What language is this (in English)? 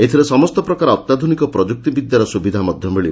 Odia